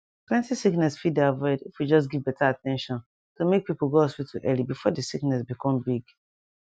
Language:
Nigerian Pidgin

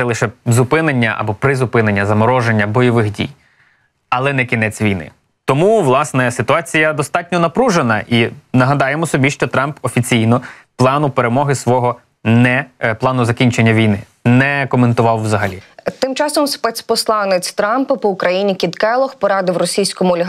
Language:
Ukrainian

